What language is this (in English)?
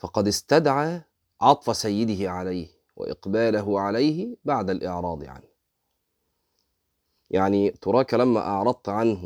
Arabic